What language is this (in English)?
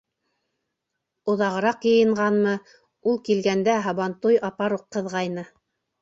Bashkir